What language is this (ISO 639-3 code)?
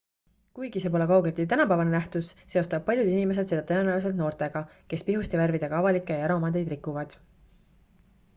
est